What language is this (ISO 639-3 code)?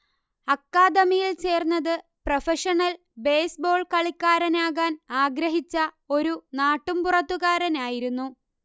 mal